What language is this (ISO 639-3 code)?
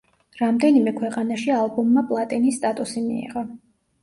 kat